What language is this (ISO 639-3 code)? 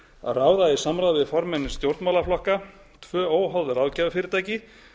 isl